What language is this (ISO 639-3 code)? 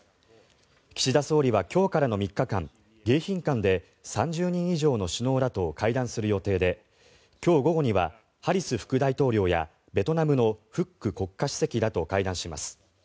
jpn